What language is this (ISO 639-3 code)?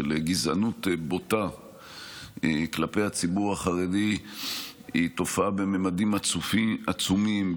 heb